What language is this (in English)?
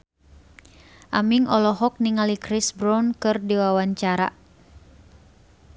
Sundanese